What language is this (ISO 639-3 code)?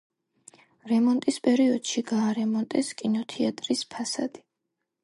kat